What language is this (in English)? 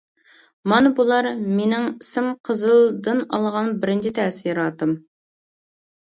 Uyghur